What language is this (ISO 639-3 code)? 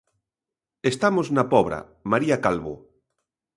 glg